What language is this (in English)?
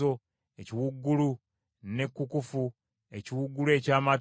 Ganda